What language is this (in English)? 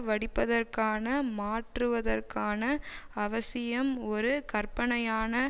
Tamil